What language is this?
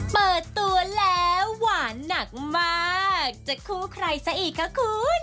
Thai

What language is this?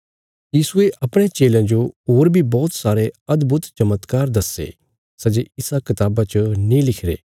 Bilaspuri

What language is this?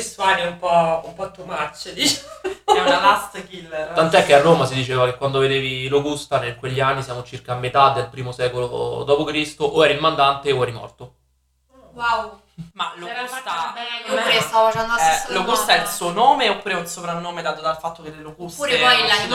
Italian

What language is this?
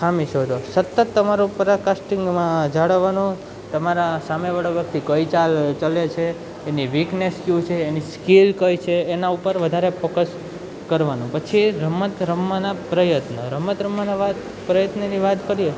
Gujarati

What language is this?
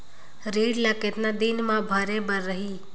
Chhattisgarhi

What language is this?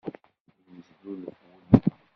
Kabyle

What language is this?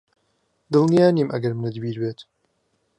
Central Kurdish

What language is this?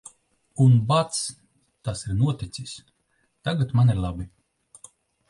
Latvian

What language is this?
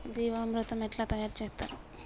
Telugu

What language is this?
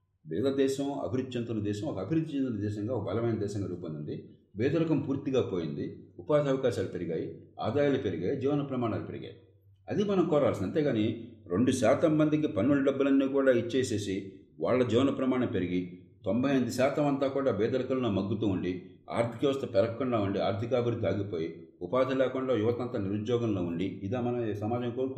Telugu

